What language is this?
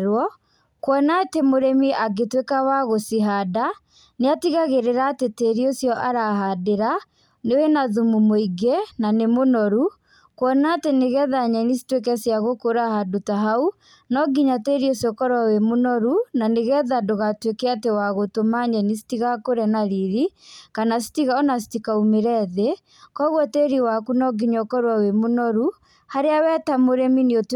Kikuyu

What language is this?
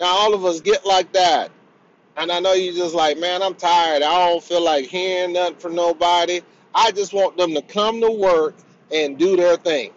English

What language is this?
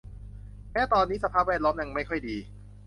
Thai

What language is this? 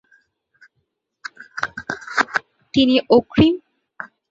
Bangla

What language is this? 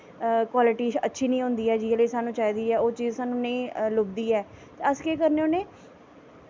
Dogri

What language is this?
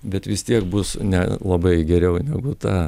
Lithuanian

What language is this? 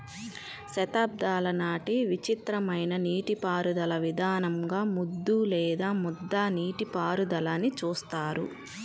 Telugu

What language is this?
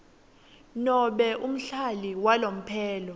Swati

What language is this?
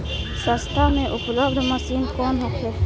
Bhojpuri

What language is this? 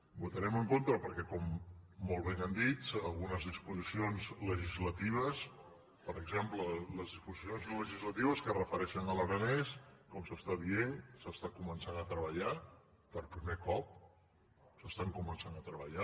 Catalan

